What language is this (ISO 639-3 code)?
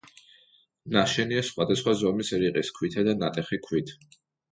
kat